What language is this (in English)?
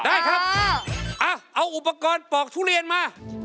Thai